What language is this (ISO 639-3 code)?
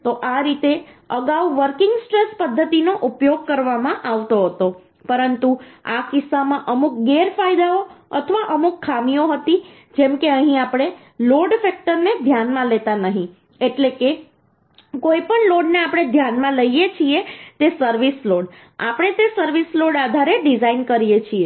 guj